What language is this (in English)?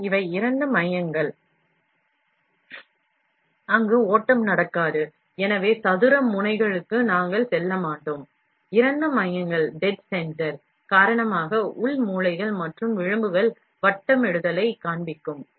Tamil